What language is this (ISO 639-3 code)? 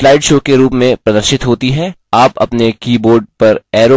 hin